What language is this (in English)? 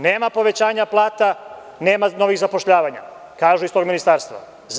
Serbian